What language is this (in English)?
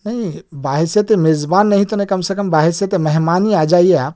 Urdu